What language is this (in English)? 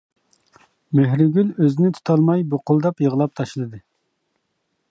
Uyghur